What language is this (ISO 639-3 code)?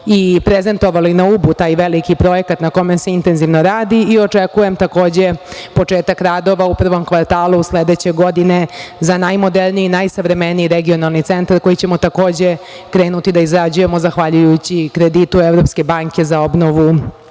srp